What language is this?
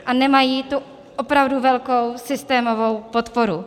Czech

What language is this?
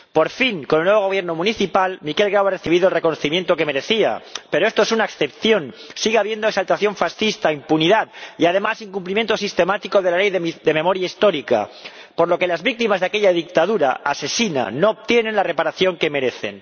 Spanish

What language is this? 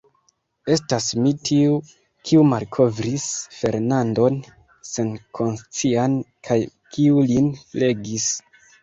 Esperanto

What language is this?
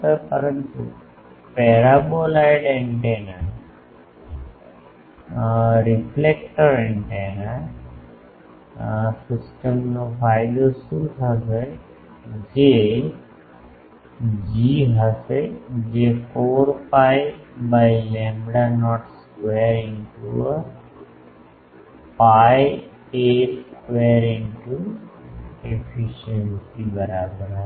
Gujarati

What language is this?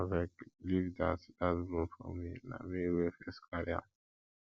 Nigerian Pidgin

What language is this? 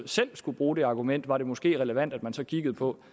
Danish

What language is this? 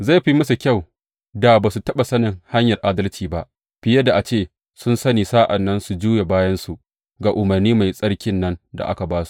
Hausa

